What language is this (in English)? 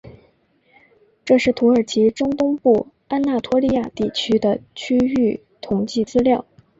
Chinese